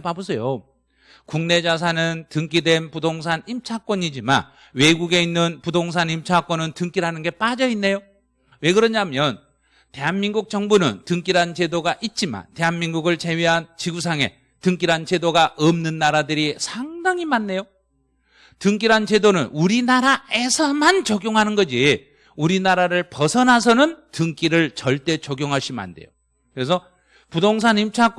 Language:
Korean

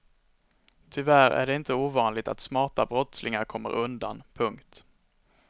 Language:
Swedish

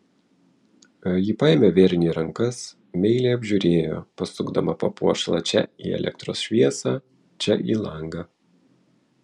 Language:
Lithuanian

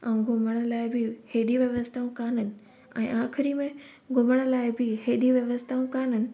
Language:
Sindhi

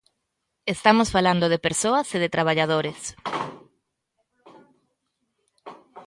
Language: Galician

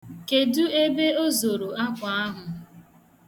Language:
Igbo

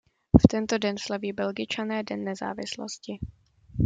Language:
Czech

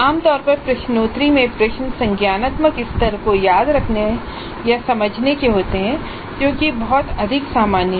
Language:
Hindi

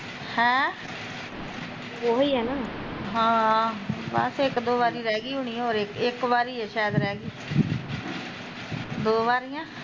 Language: Punjabi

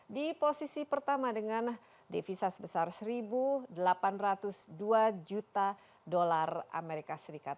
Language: Indonesian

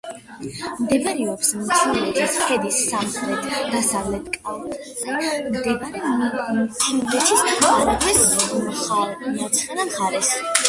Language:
Georgian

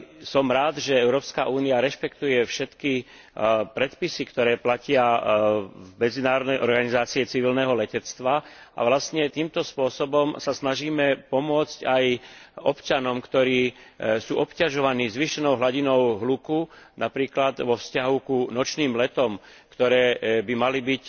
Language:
Slovak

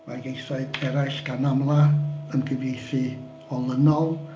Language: Welsh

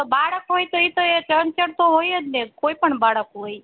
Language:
Gujarati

